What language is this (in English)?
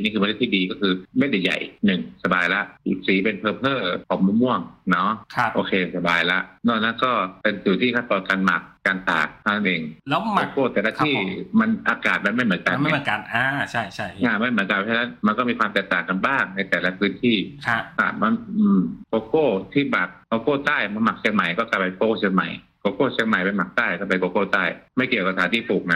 Thai